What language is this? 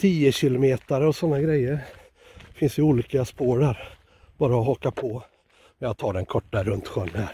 Swedish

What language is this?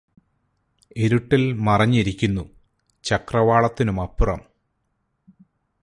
Malayalam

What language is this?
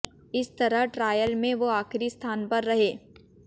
Hindi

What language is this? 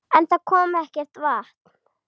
Icelandic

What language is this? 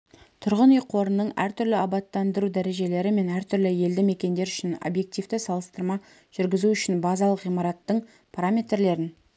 Kazakh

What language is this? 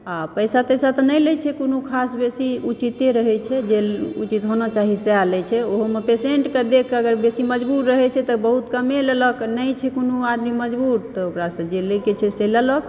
Maithili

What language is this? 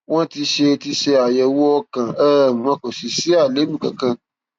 Yoruba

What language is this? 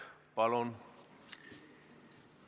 Estonian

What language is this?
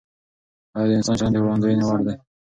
Pashto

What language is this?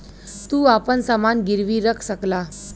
Bhojpuri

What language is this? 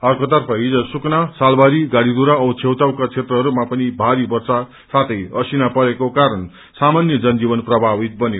Nepali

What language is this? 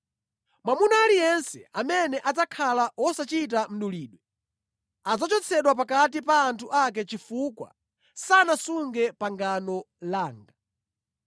Nyanja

